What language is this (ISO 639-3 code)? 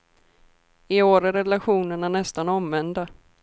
swe